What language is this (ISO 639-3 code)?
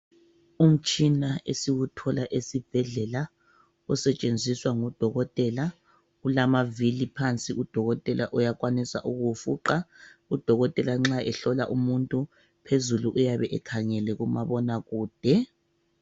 nde